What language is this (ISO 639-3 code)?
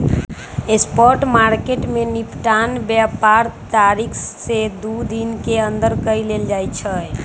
mag